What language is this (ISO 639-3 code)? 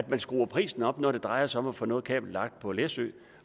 dan